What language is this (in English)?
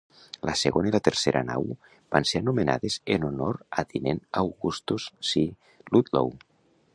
Catalan